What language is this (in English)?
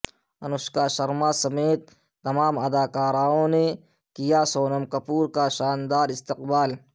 Urdu